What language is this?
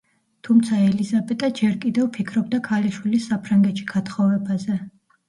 Georgian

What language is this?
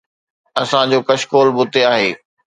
Sindhi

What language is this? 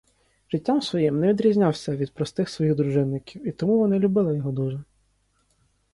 Ukrainian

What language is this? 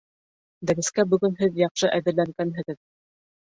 Bashkir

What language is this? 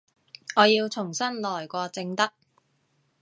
Cantonese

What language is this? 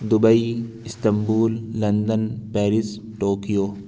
Urdu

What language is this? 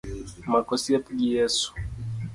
Luo (Kenya and Tanzania)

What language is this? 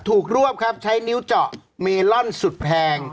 Thai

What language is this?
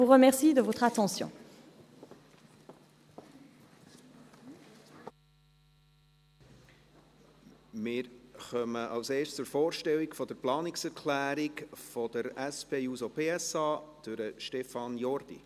Swiss German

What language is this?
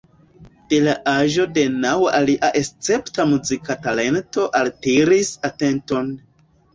Esperanto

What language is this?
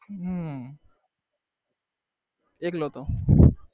Gujarati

